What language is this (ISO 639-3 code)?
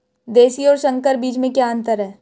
hin